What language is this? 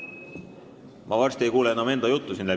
Estonian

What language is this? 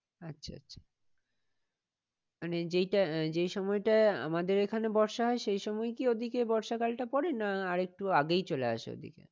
Bangla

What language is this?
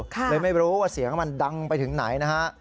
Thai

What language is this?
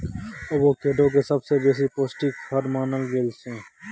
Maithili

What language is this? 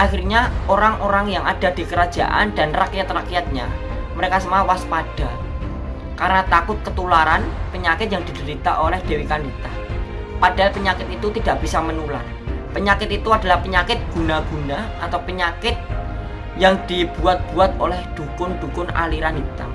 Indonesian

